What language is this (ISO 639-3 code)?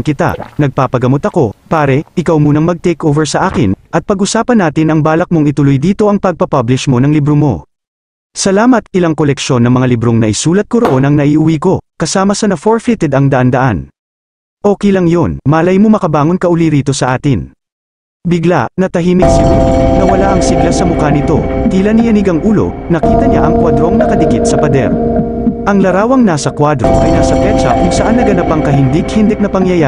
fil